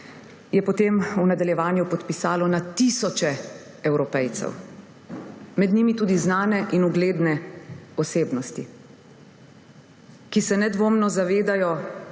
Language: Slovenian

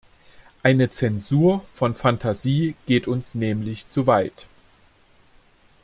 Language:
German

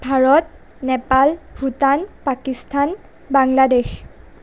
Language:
Assamese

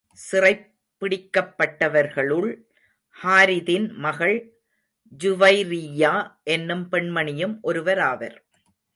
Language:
Tamil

